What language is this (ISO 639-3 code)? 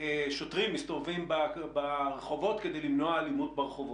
heb